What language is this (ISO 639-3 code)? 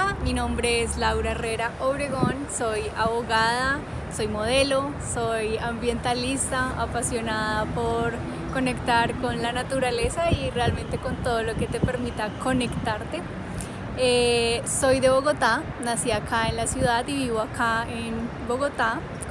spa